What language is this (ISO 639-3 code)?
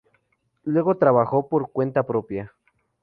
spa